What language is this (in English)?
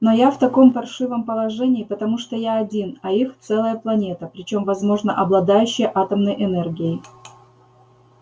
Russian